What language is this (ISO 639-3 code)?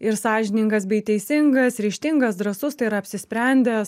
lit